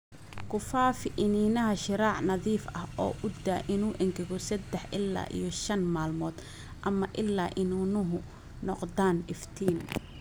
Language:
Somali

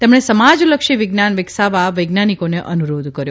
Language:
Gujarati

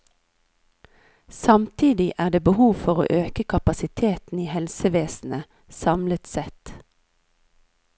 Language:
Norwegian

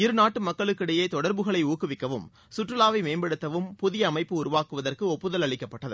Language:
Tamil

